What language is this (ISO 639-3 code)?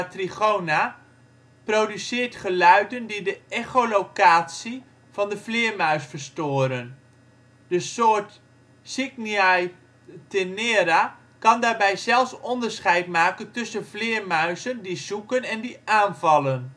nld